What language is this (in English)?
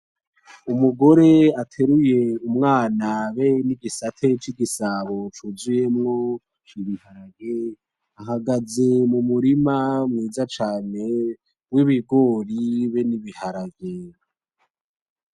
Rundi